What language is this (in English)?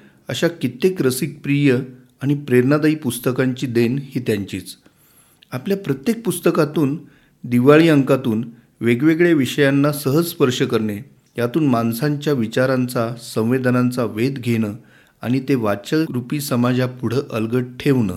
Marathi